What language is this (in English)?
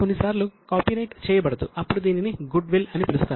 Telugu